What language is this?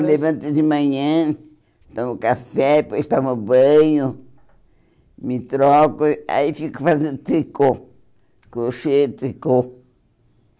Portuguese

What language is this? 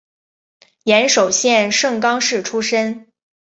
Chinese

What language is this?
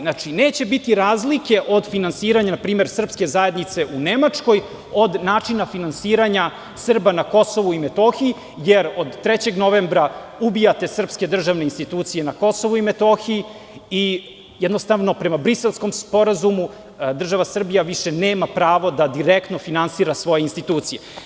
Serbian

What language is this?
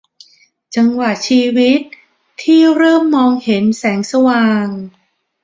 Thai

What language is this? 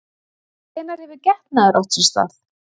Icelandic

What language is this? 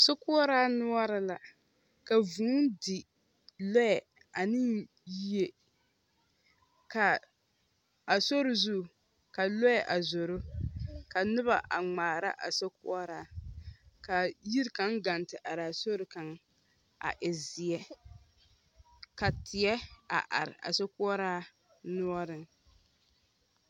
Southern Dagaare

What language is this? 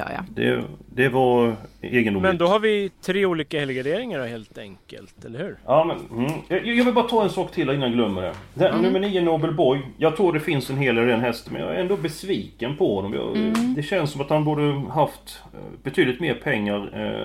Swedish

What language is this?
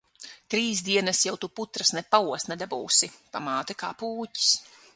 Latvian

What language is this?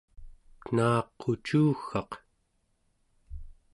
Central Yupik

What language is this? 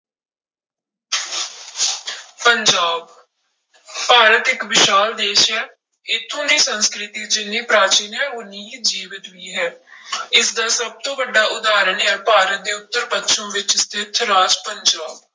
Punjabi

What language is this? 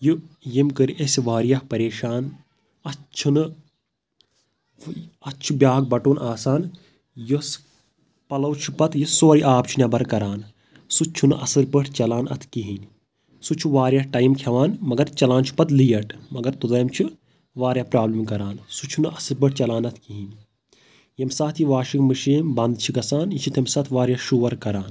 Kashmiri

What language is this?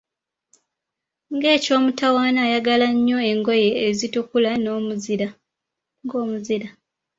Ganda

